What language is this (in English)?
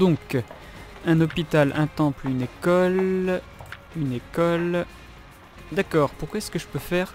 French